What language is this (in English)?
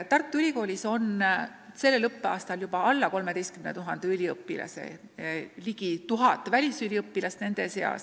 Estonian